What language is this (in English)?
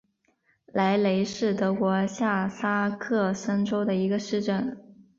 Chinese